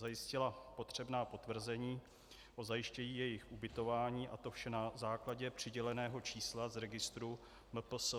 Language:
Czech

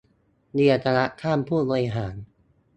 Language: Thai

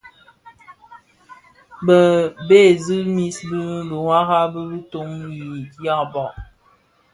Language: Bafia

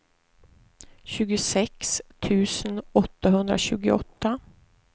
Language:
Swedish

